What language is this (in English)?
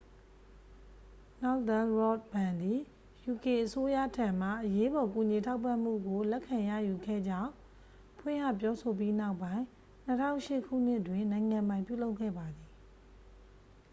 Burmese